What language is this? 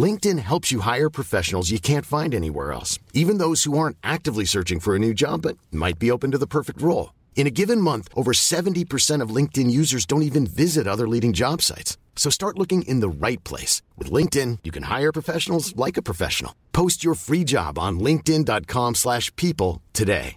Filipino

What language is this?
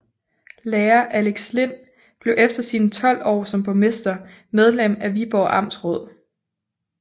Danish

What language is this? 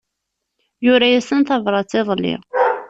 Kabyle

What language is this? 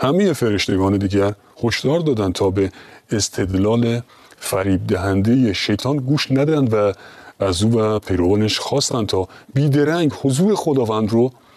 Persian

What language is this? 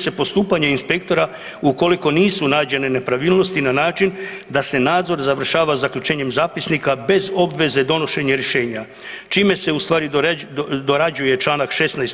Croatian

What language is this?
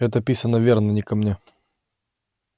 Russian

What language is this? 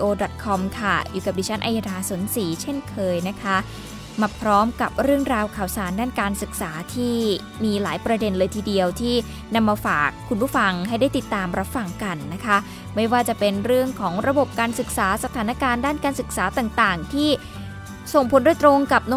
Thai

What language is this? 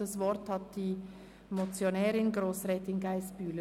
Swiss German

